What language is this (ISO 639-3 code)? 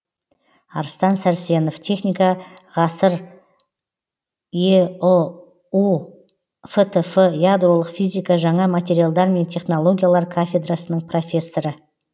kaz